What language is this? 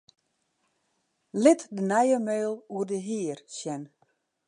Western Frisian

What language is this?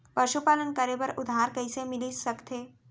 Chhattisgarhi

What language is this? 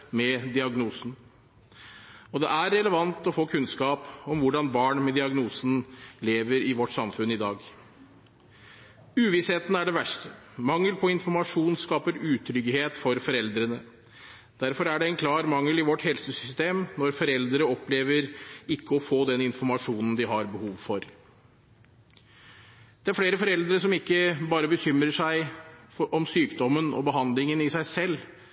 Norwegian Bokmål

